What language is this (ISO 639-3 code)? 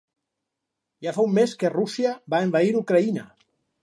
cat